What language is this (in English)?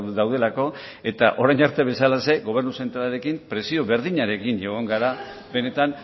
Basque